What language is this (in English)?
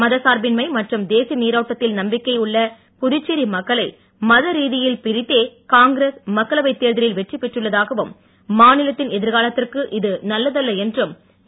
Tamil